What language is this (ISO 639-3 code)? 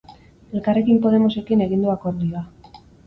eus